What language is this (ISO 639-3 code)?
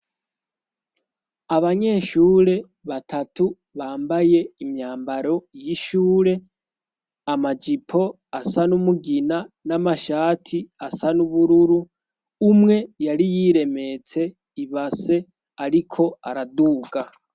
run